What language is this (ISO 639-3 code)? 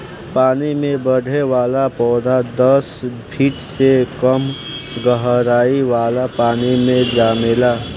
bho